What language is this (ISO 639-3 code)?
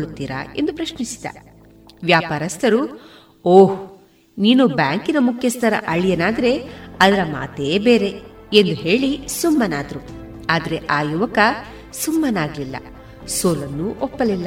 kan